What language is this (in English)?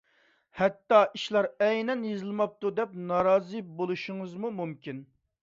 Uyghur